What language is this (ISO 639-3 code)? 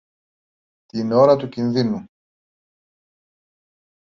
ell